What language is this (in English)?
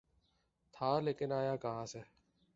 Urdu